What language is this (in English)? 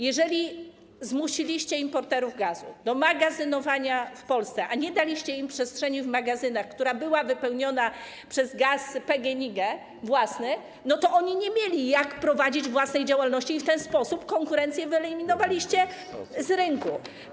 Polish